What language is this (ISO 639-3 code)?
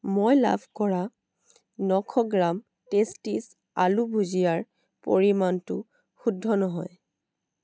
asm